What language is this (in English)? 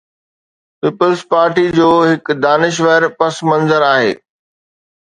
Sindhi